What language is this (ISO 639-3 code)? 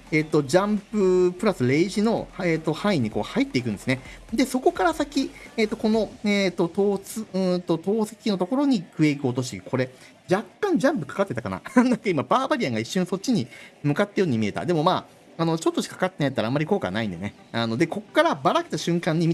jpn